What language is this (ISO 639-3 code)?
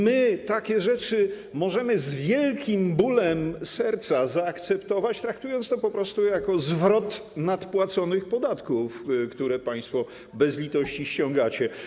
pol